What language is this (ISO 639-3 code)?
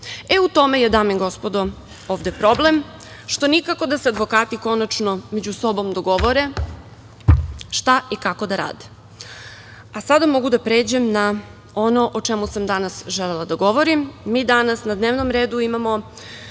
srp